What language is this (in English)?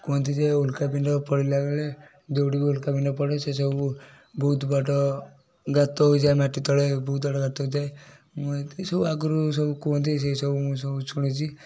Odia